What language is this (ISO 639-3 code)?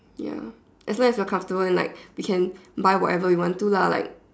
eng